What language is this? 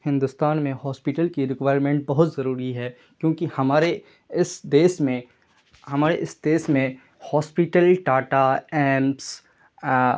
Urdu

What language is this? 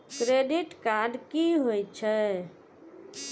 Maithili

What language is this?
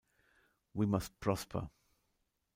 German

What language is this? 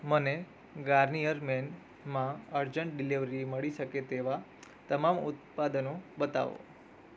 Gujarati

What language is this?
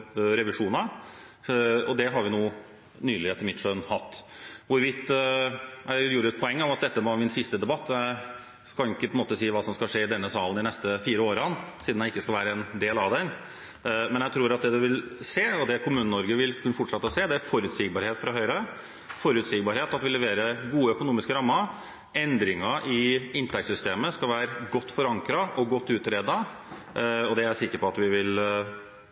Norwegian Bokmål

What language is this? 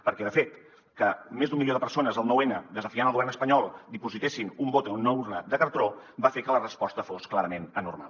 Catalan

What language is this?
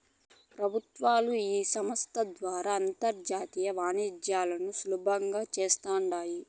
Telugu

